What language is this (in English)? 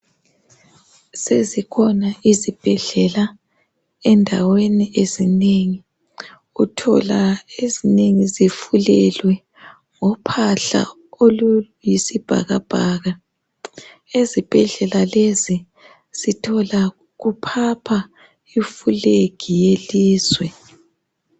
North Ndebele